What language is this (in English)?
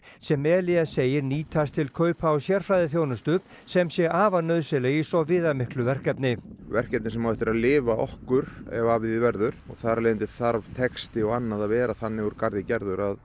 Icelandic